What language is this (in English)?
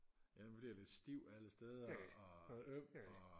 Danish